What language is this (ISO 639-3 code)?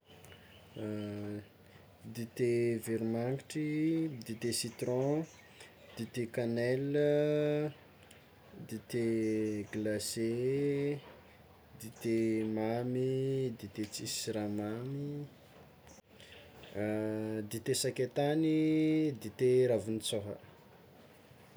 xmw